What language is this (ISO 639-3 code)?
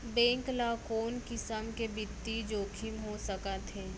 hne